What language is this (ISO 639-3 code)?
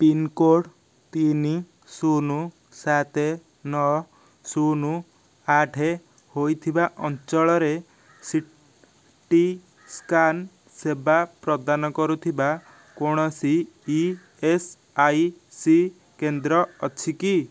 ori